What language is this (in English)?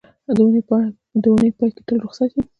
Pashto